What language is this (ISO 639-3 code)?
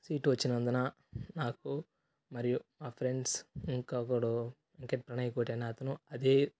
tel